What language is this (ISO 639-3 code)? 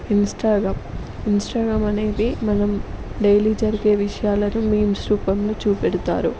tel